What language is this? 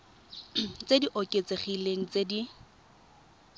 Tswana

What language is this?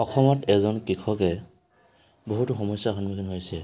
Assamese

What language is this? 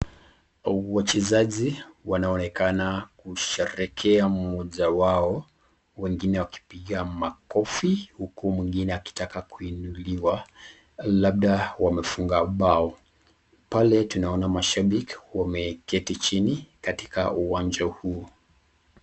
Swahili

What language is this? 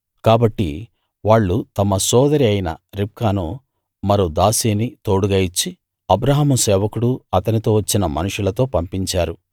Telugu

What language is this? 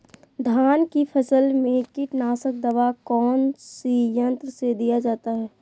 Magahi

